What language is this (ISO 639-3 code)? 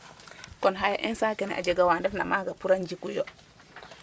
srr